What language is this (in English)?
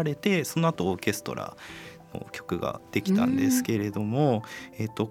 Japanese